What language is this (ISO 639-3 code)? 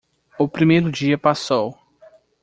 por